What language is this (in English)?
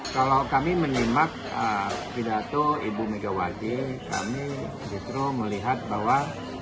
Indonesian